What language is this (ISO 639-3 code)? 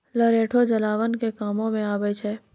mai